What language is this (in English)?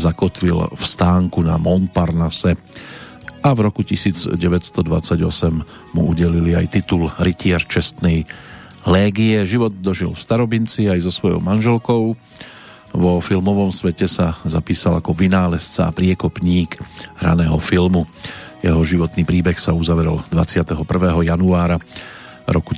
Slovak